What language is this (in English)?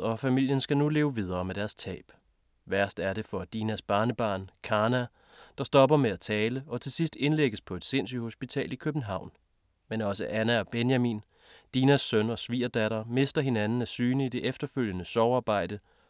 Danish